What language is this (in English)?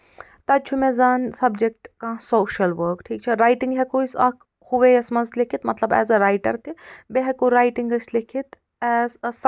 Kashmiri